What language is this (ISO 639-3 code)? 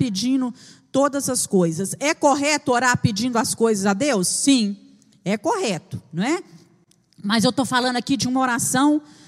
por